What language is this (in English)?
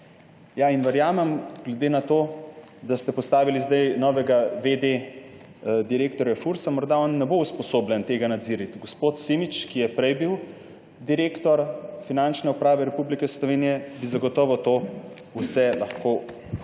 Slovenian